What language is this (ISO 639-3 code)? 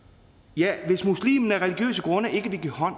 dan